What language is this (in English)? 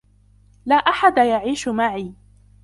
Arabic